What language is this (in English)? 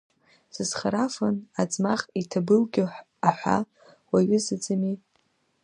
Abkhazian